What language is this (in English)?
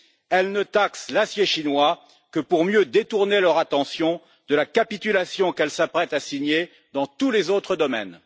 French